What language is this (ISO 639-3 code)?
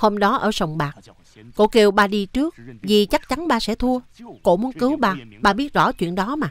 vie